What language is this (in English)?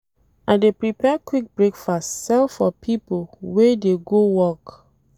Nigerian Pidgin